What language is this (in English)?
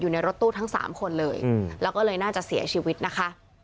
Thai